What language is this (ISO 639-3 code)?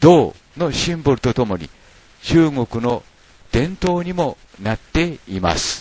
jpn